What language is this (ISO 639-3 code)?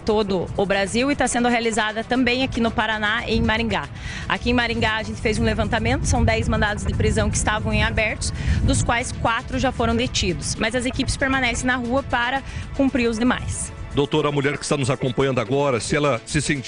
por